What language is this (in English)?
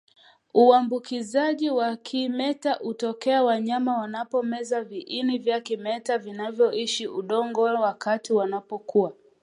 Swahili